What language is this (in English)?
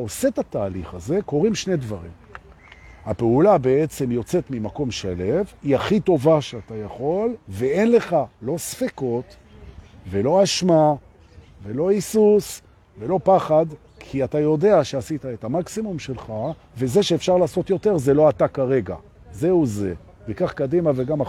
Hebrew